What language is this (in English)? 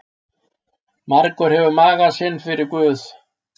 Icelandic